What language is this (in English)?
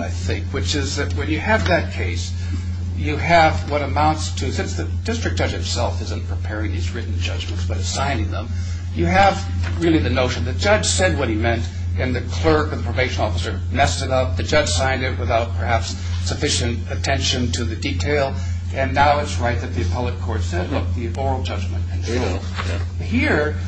English